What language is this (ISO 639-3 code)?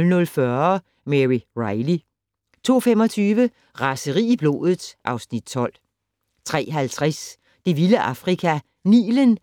dan